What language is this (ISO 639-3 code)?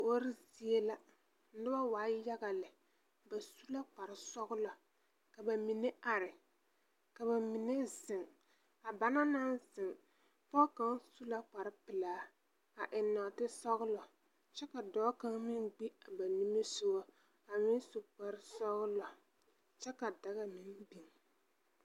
dga